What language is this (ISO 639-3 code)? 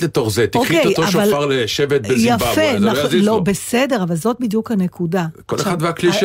heb